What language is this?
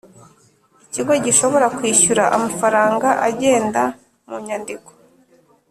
Kinyarwanda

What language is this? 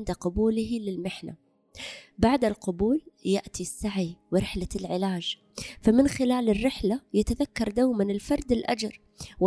Arabic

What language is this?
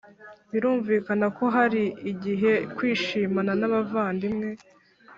Kinyarwanda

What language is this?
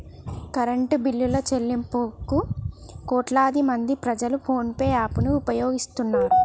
Telugu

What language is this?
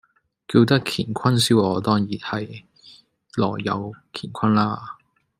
Cantonese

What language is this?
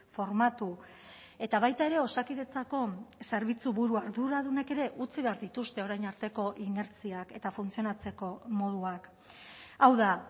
Basque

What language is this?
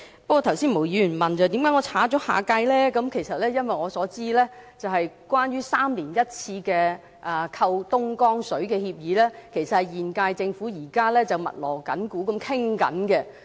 Cantonese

